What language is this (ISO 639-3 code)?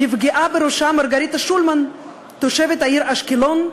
heb